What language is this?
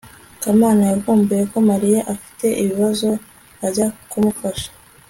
Kinyarwanda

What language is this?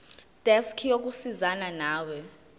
Zulu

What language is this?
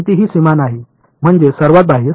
Marathi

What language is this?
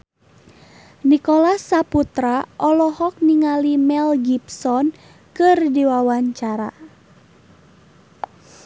Sundanese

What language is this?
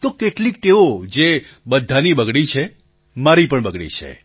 Gujarati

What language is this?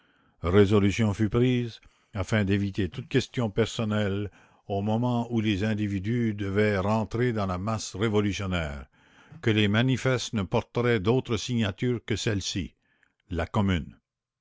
French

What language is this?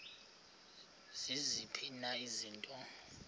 Xhosa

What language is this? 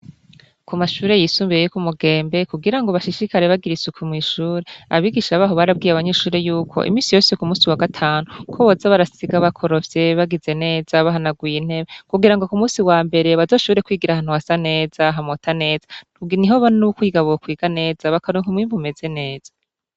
Rundi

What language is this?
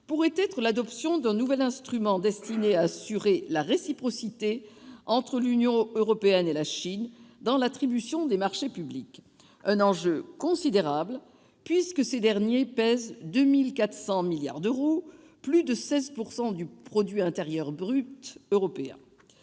French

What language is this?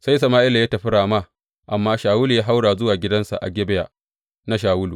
Hausa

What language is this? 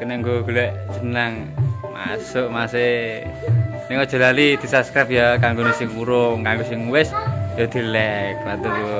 Indonesian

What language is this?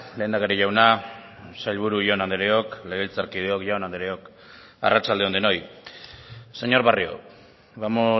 Basque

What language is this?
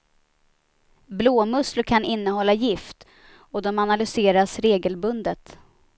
Swedish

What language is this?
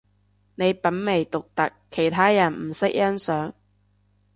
Cantonese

